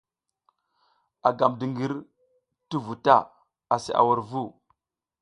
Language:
South Giziga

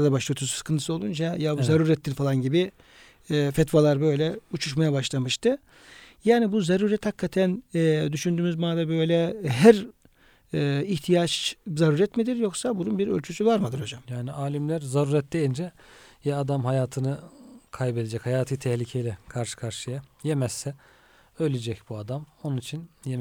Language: Turkish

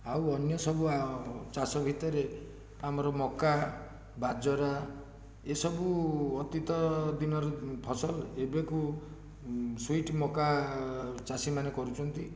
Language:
Odia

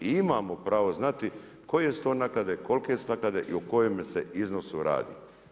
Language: Croatian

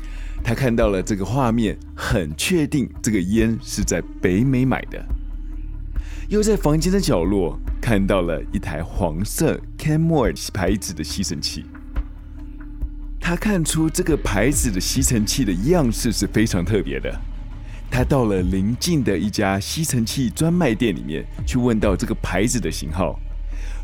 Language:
Chinese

